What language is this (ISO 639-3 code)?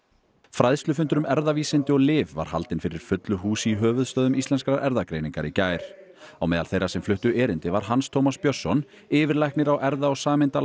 isl